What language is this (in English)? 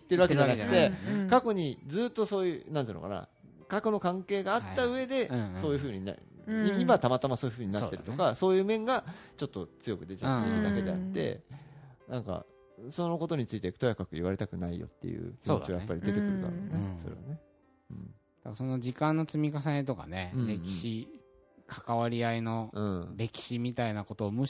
Japanese